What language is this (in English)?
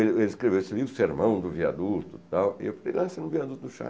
Portuguese